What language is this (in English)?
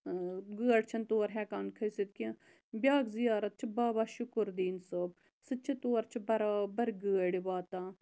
Kashmiri